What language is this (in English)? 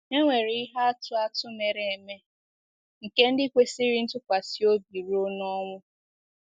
Igbo